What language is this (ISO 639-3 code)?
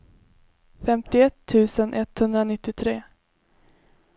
swe